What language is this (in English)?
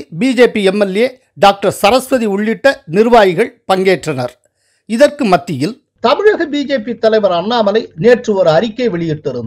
Arabic